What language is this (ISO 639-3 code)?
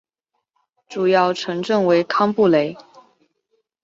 zho